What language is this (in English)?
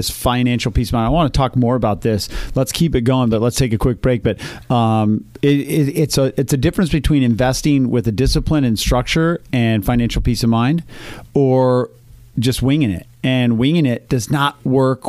English